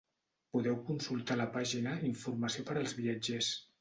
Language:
Catalan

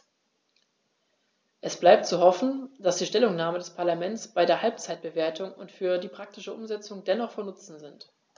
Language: German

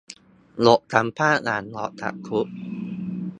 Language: Thai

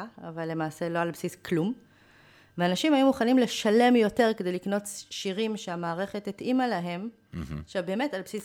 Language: Hebrew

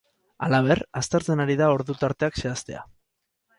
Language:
Basque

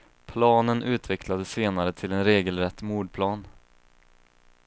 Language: Swedish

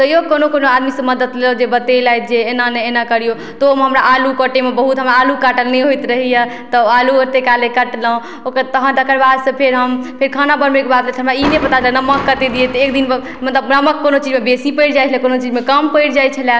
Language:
Maithili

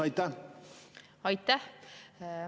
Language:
Estonian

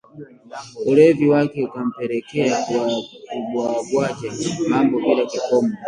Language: Swahili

